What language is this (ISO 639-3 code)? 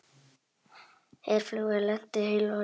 isl